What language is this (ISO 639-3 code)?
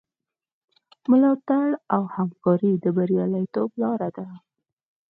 pus